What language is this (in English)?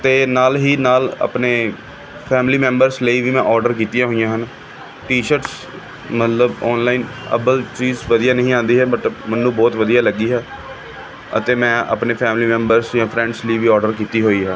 Punjabi